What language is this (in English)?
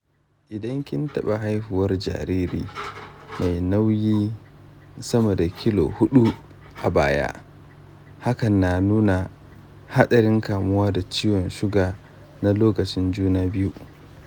Hausa